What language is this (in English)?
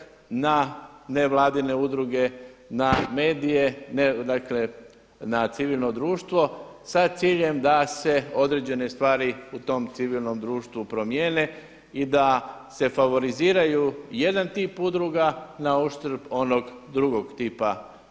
Croatian